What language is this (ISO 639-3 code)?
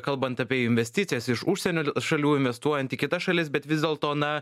lit